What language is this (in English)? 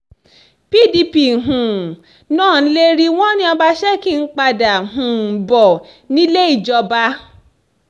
Yoruba